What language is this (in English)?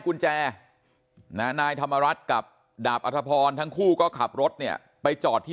Thai